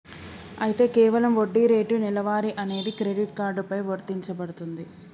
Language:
Telugu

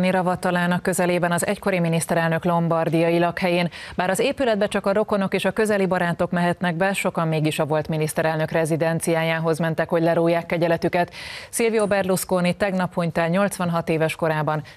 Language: Hungarian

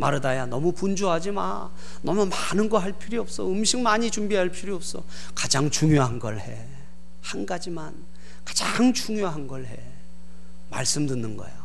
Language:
Korean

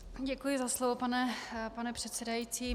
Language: Czech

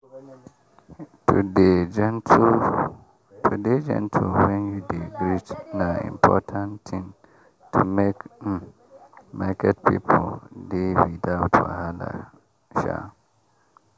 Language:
Nigerian Pidgin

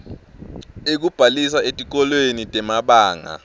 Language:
Swati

